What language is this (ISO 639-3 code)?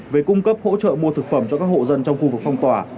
vie